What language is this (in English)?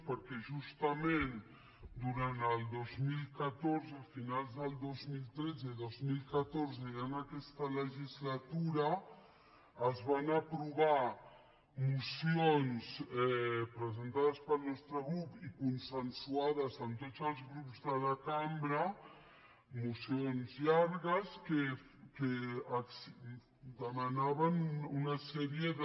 Catalan